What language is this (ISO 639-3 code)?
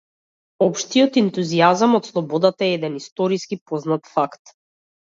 mkd